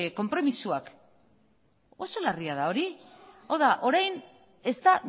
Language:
Basque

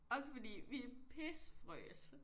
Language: Danish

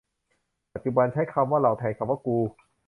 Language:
Thai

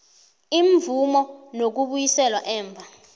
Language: South Ndebele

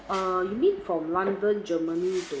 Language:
English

